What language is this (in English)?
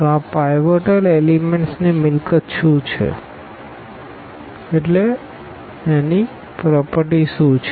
Gujarati